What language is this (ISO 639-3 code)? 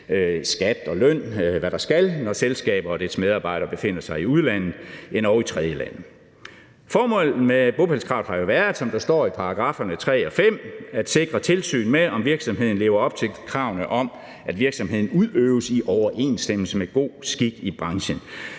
dan